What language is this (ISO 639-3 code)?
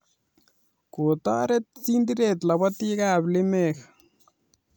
kln